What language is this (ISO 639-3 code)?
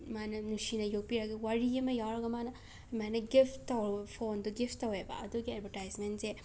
mni